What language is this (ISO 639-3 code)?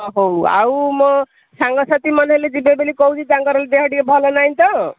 ori